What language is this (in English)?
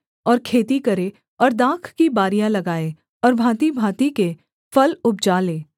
Hindi